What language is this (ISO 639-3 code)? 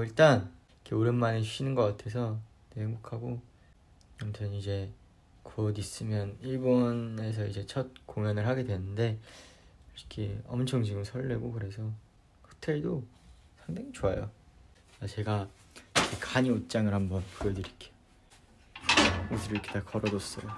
kor